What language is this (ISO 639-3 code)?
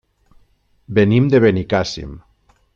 cat